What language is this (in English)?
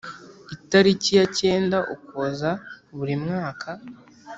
Kinyarwanda